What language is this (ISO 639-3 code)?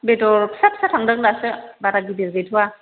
brx